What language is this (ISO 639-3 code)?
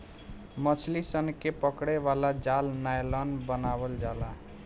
bho